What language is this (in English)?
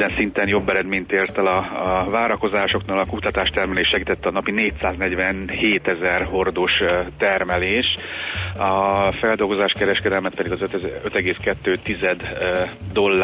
Hungarian